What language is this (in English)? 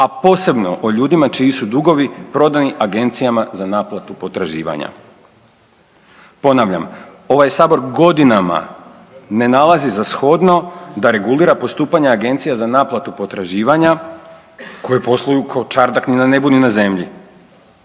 Croatian